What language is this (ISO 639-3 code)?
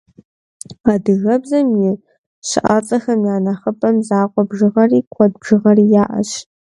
kbd